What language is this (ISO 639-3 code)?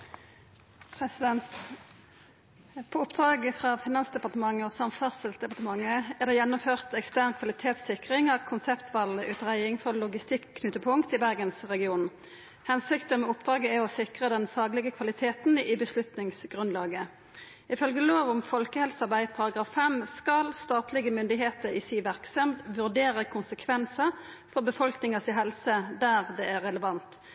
nor